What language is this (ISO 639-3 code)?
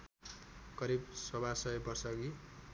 nep